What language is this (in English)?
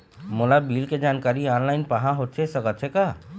Chhattisgarhi